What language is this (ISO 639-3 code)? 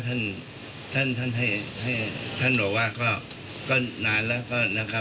tha